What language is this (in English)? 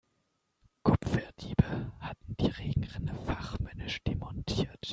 German